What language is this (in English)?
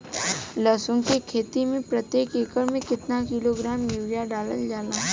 Bhojpuri